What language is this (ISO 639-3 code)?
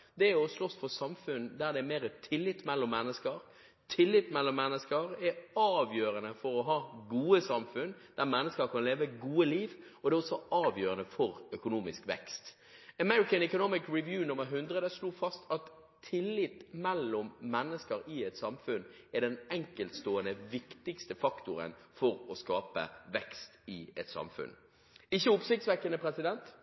nob